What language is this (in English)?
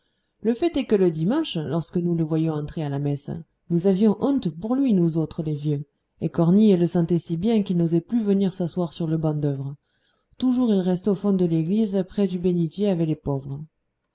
French